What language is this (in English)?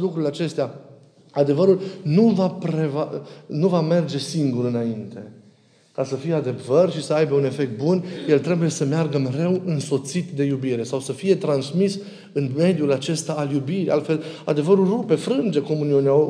Romanian